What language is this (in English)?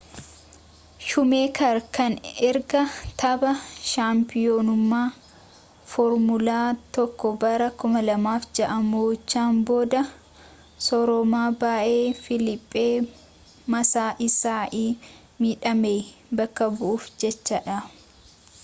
Oromo